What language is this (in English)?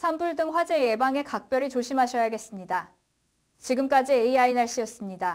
Korean